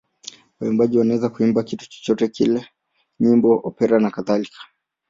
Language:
Swahili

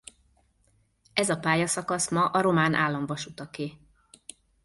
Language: Hungarian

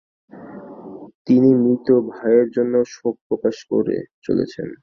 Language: Bangla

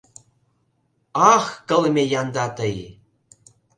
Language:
Mari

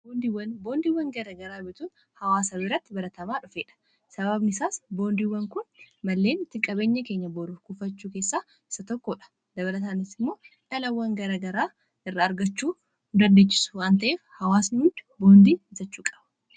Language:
Oromo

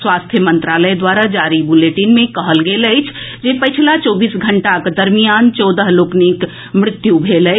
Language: Maithili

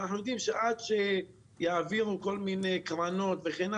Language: Hebrew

